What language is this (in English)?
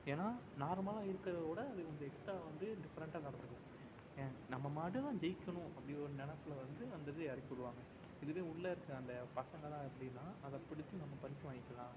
Tamil